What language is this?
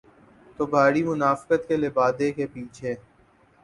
Urdu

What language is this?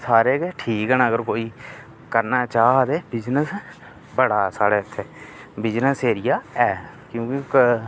Dogri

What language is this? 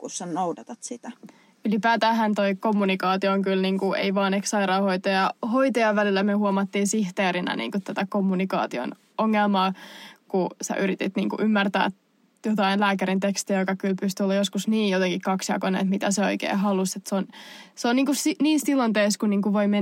Finnish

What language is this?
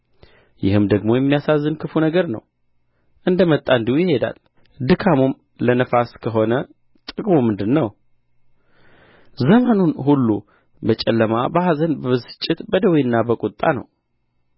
Amharic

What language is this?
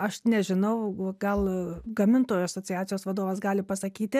Lithuanian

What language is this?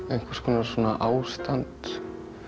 Icelandic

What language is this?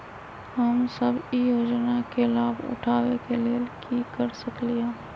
Magahi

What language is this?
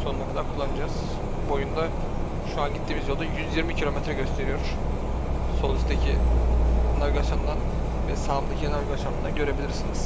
Turkish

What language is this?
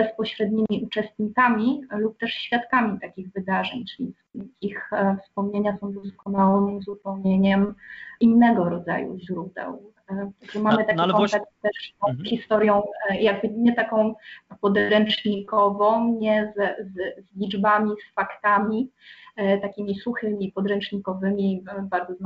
Polish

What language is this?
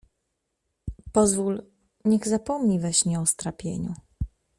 Polish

